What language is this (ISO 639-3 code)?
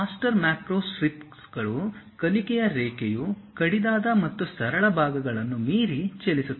kan